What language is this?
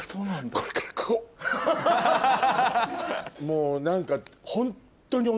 Japanese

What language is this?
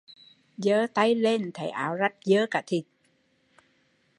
Vietnamese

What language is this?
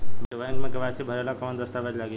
Bhojpuri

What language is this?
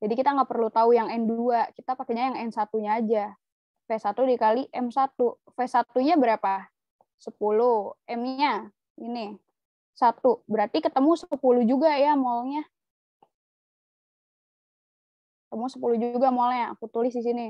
Indonesian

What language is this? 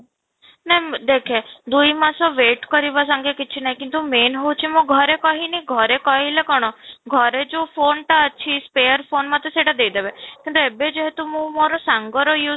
Odia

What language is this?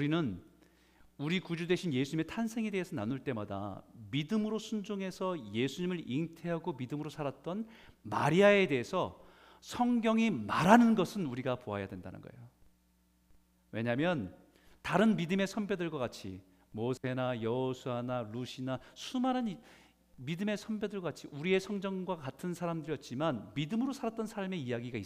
Korean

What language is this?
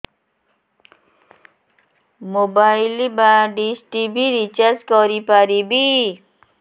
Odia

